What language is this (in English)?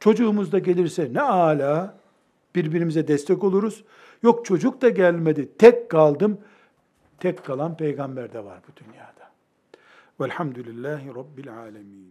Turkish